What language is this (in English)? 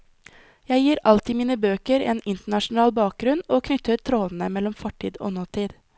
Norwegian